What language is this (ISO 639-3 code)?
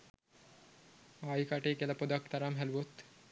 sin